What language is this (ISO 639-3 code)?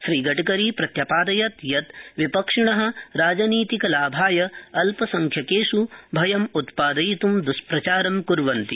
san